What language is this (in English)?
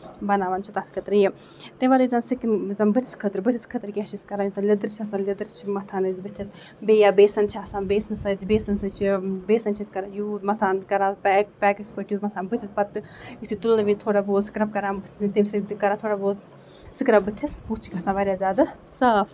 Kashmiri